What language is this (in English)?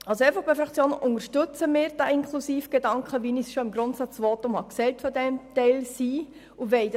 Swiss German